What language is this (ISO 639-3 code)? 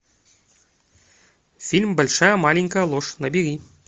rus